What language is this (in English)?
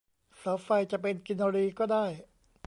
Thai